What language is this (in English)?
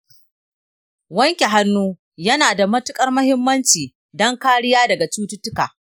Hausa